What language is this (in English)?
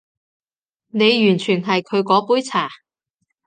Cantonese